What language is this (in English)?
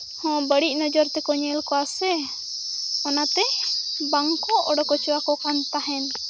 Santali